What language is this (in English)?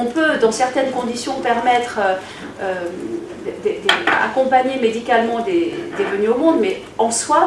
French